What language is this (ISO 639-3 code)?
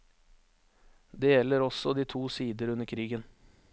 nor